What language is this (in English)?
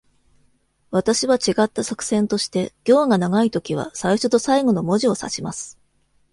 Japanese